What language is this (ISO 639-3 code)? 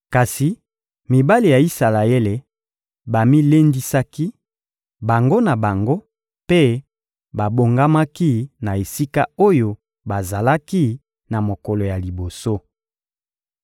lin